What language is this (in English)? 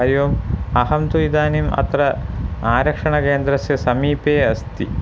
Sanskrit